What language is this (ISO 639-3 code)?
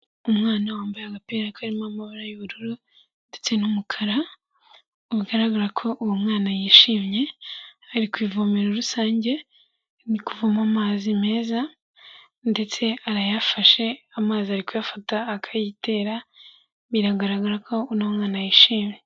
kin